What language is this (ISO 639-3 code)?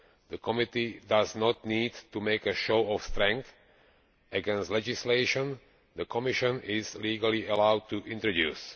eng